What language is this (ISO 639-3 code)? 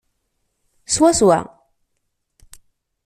kab